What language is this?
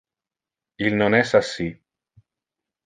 Interlingua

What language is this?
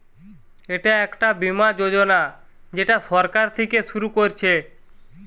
Bangla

